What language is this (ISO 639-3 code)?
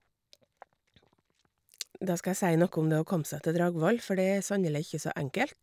nor